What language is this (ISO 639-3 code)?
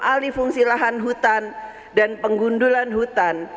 ind